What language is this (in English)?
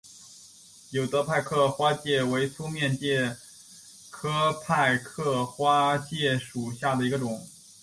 Chinese